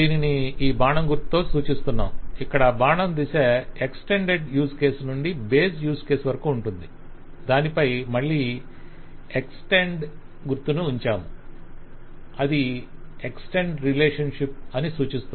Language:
Telugu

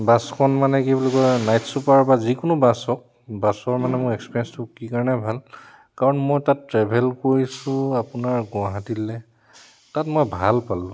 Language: Assamese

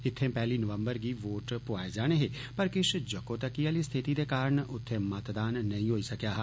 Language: Dogri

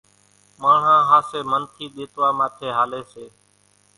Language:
Kachi Koli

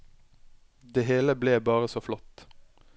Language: Norwegian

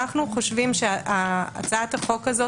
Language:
Hebrew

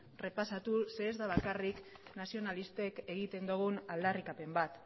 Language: Basque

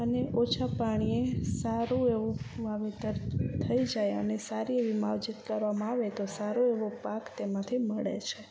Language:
Gujarati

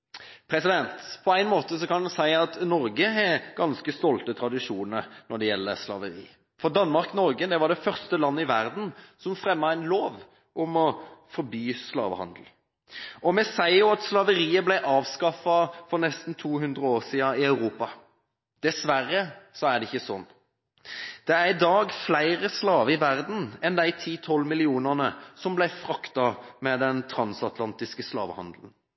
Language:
Norwegian Bokmål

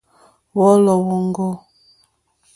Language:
Mokpwe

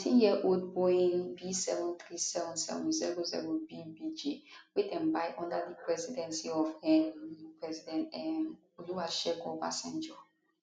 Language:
Nigerian Pidgin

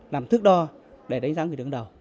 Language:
Vietnamese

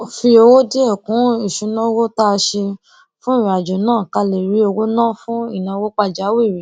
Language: Yoruba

